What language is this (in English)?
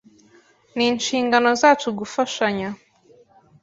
Kinyarwanda